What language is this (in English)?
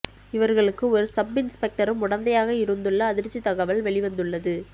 Tamil